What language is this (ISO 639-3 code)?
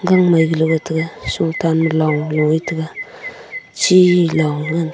nnp